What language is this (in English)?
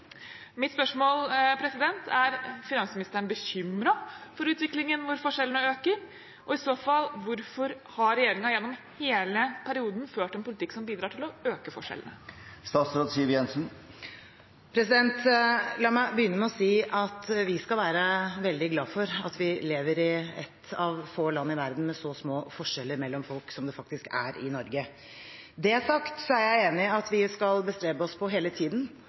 Norwegian Bokmål